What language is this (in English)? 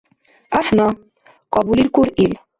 Dargwa